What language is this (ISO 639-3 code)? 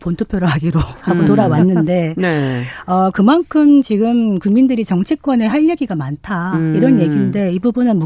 kor